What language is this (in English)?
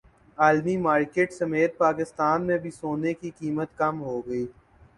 Urdu